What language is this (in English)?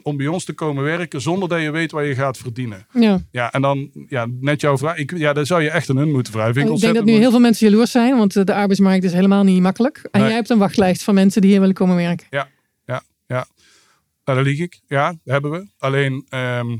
Dutch